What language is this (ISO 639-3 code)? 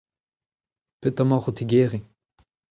bre